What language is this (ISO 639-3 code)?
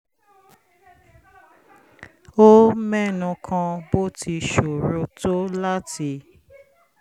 yor